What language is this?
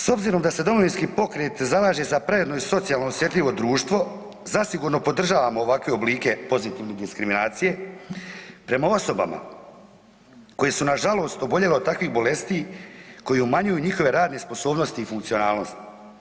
Croatian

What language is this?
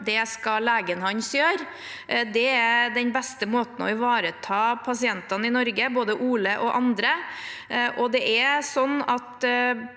Norwegian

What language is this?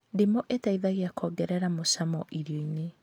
Kikuyu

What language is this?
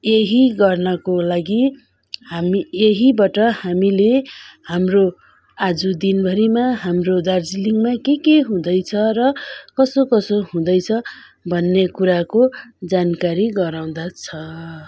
Nepali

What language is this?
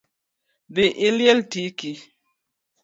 Luo (Kenya and Tanzania)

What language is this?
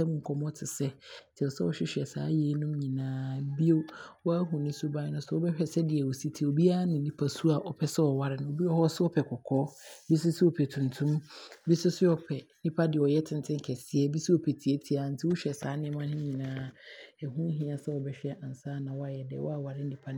Abron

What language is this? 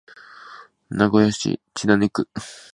Japanese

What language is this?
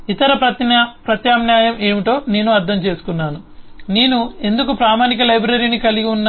Telugu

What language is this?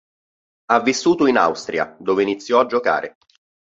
Italian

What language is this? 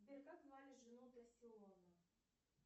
Russian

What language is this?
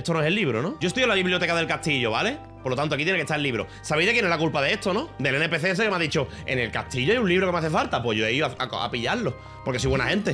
Spanish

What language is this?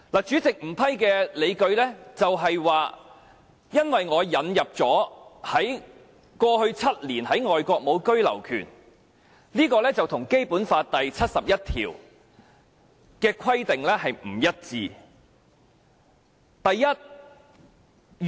Cantonese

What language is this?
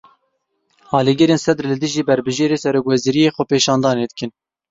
Kurdish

